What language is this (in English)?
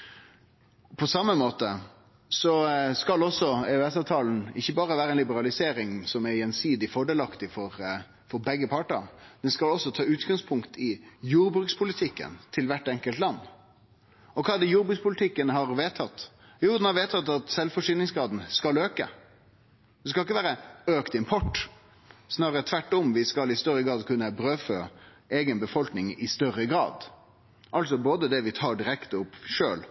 Norwegian Nynorsk